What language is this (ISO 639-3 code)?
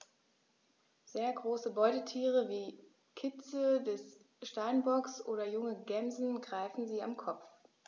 deu